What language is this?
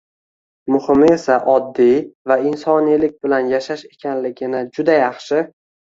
Uzbek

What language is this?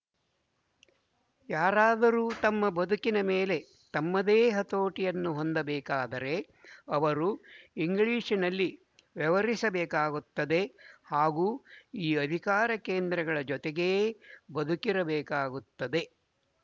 Kannada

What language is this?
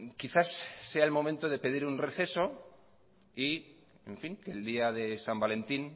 Spanish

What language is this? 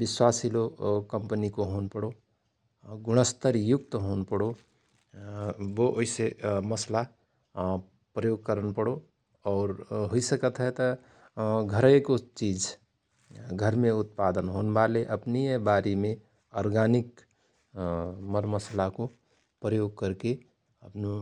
Rana Tharu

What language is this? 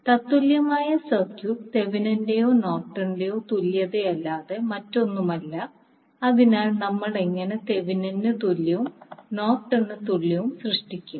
Malayalam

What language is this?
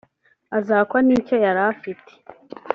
Kinyarwanda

